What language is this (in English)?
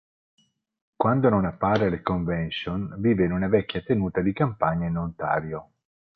Italian